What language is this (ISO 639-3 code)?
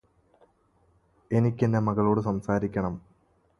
mal